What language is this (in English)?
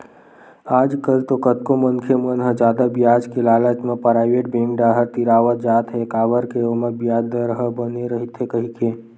Chhattisgarhi